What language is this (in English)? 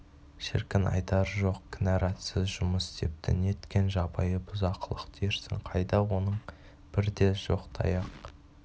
Kazakh